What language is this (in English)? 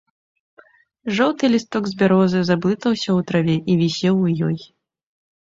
Belarusian